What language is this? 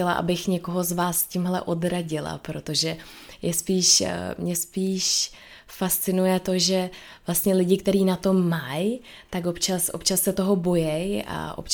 Czech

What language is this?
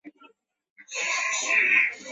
Chinese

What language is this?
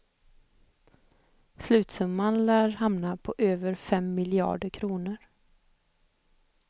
Swedish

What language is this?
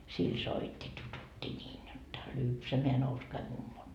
Finnish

